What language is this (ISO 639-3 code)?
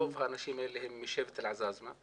heb